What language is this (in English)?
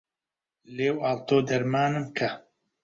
Central Kurdish